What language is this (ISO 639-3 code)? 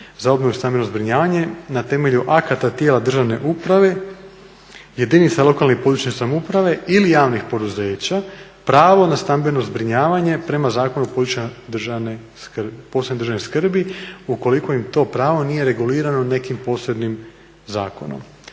hrv